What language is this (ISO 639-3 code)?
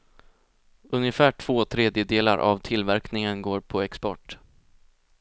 swe